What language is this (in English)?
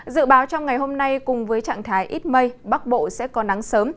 Vietnamese